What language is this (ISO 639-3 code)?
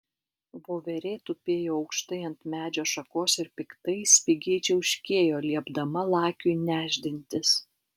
lit